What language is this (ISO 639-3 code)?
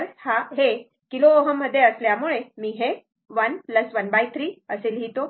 mar